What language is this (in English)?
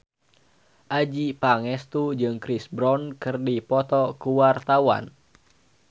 Sundanese